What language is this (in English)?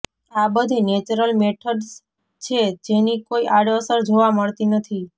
Gujarati